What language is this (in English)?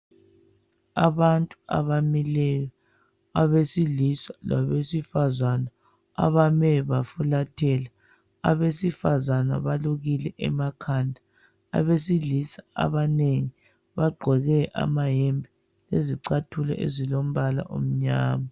North Ndebele